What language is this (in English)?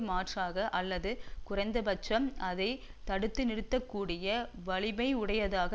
Tamil